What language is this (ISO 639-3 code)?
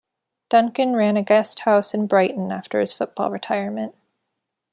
eng